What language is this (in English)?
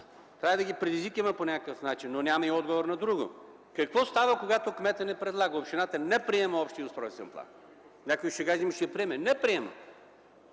Bulgarian